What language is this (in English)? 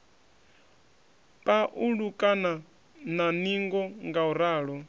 Venda